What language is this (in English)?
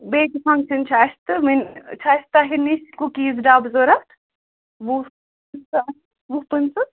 Kashmiri